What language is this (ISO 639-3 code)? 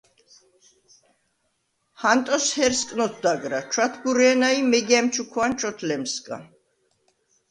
sva